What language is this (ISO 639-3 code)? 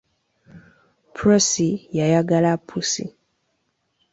lug